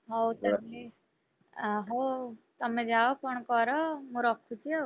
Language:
Odia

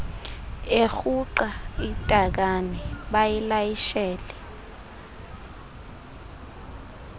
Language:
Xhosa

